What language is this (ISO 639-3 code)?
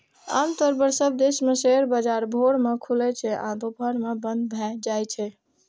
mai